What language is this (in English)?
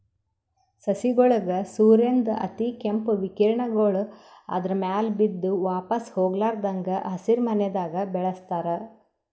Kannada